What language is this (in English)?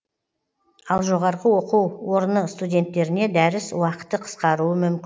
Kazakh